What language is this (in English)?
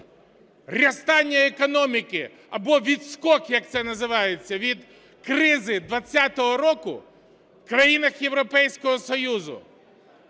Ukrainian